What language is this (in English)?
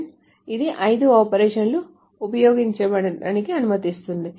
Telugu